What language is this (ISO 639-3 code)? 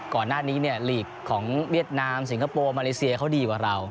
tha